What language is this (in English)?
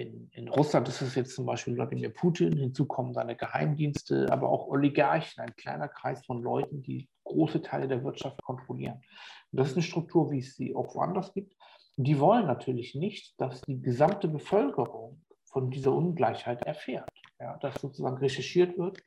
German